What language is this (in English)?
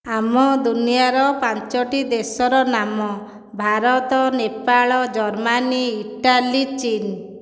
Odia